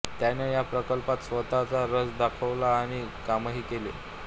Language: Marathi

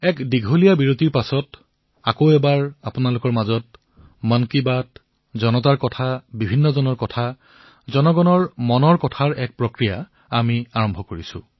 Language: Assamese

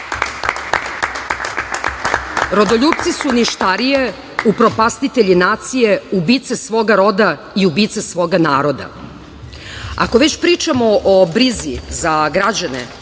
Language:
Serbian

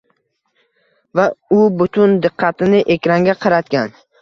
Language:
Uzbek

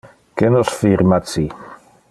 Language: Interlingua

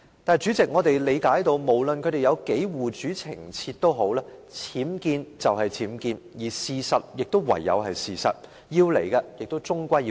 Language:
Cantonese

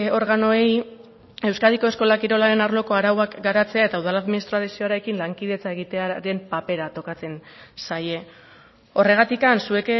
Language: Basque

